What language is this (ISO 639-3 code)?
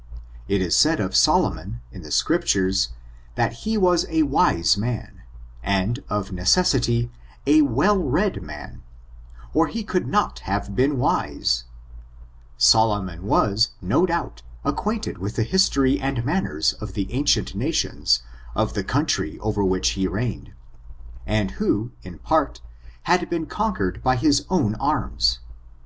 eng